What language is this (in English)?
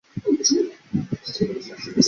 Chinese